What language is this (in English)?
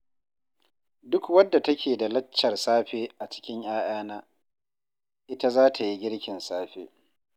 Hausa